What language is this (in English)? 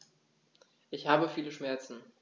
German